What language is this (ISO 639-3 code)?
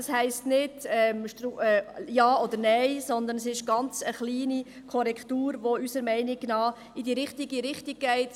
gsw